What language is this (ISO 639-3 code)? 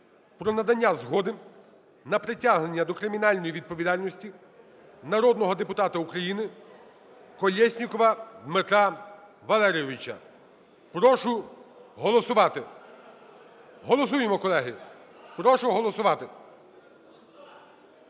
ukr